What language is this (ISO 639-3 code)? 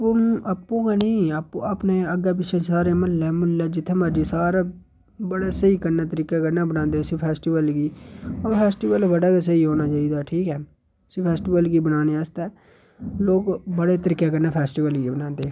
doi